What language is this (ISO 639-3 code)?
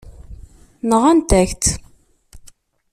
kab